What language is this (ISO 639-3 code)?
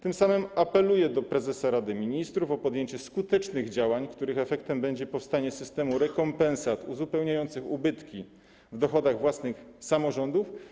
pol